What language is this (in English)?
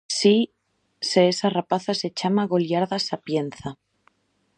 Galician